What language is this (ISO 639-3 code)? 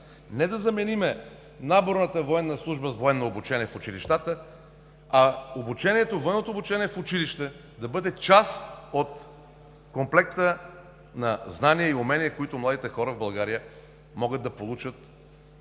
bul